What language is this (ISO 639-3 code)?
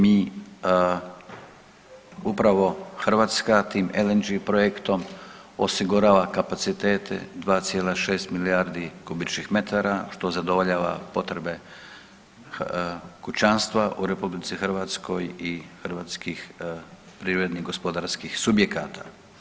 hrv